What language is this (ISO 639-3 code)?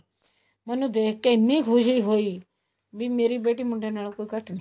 pan